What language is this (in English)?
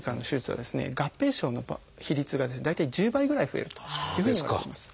Japanese